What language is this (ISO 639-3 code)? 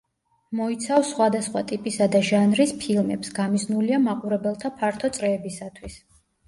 kat